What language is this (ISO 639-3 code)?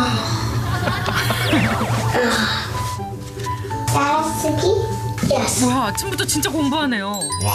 kor